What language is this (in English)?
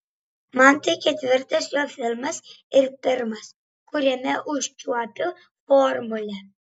Lithuanian